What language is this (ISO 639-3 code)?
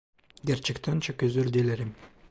tur